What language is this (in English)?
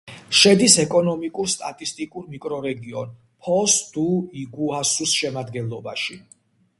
Georgian